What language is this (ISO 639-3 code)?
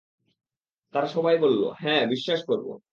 ben